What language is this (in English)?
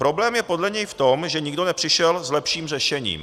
Czech